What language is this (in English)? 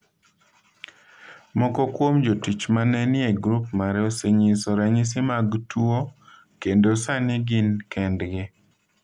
Luo (Kenya and Tanzania)